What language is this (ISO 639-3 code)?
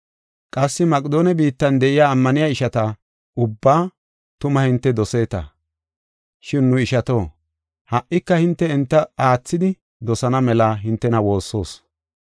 gof